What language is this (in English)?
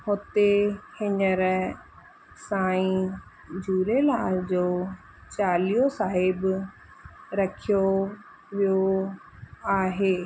Sindhi